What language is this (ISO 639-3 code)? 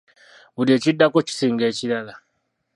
lug